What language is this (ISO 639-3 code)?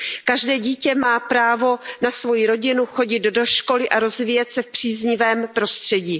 ces